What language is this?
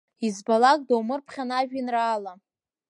Abkhazian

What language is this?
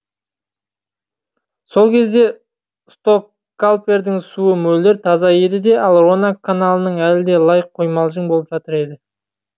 Kazakh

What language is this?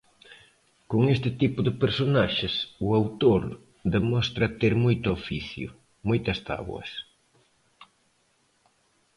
Galician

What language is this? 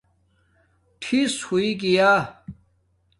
Domaaki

